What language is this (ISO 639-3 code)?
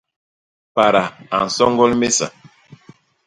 bas